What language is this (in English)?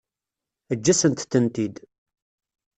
Kabyle